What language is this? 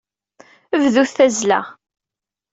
Kabyle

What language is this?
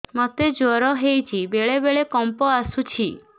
Odia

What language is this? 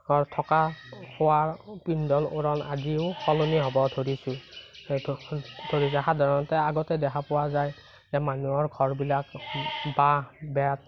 Assamese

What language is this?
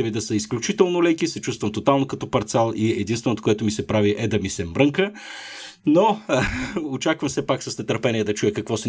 Bulgarian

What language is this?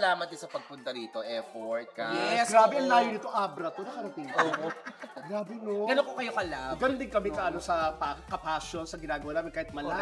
Filipino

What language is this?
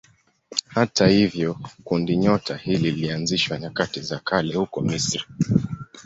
Swahili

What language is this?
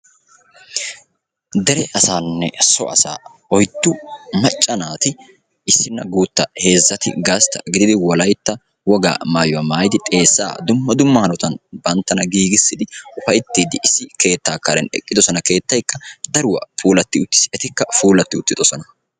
Wolaytta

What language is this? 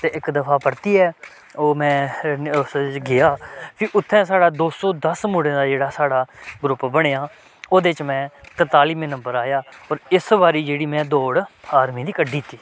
Dogri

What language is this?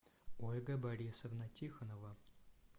Russian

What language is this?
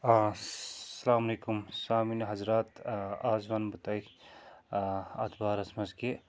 Kashmiri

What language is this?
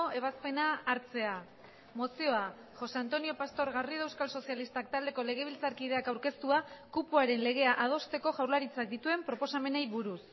Basque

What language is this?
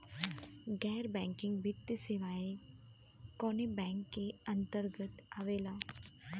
Bhojpuri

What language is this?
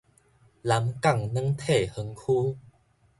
Min Nan Chinese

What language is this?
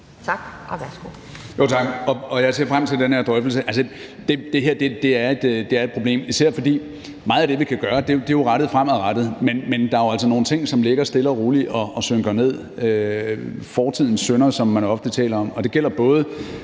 Danish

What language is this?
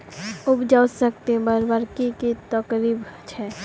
Magahi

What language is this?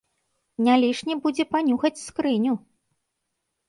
Belarusian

